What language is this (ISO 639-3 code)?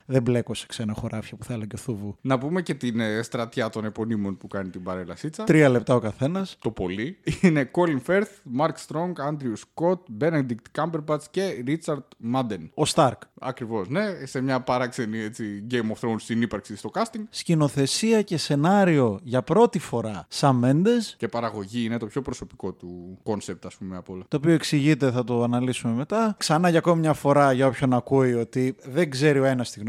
ell